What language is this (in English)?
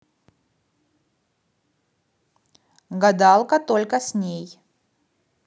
Russian